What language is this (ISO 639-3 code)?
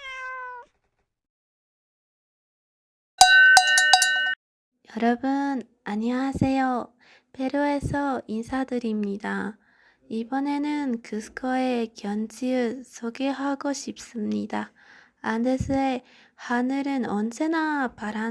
kor